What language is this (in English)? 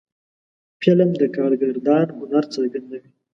Pashto